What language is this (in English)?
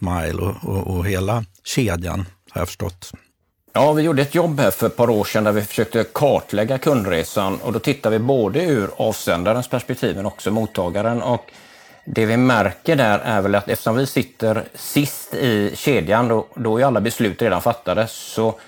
Swedish